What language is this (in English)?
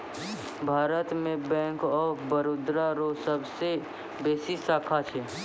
Maithili